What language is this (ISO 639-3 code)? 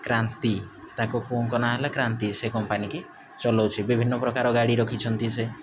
ori